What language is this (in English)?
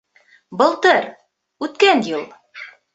Bashkir